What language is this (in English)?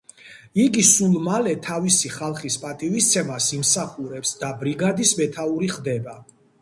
Georgian